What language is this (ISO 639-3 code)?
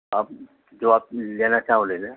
urd